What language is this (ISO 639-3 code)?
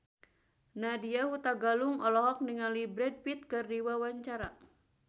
sun